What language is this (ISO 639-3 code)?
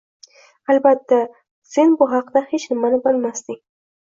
uzb